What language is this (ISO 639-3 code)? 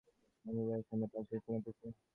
ben